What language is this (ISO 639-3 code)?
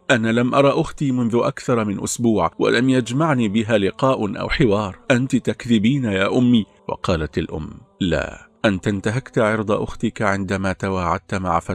ara